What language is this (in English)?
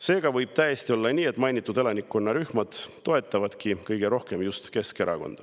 Estonian